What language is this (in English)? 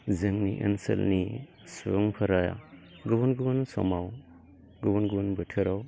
Bodo